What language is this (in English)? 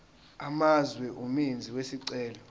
Zulu